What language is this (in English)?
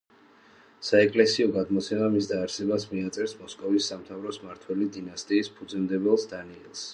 Georgian